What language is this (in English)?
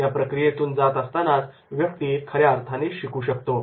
Marathi